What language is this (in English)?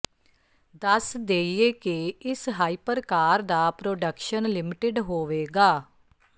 Punjabi